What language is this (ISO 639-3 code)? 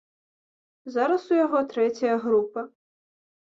bel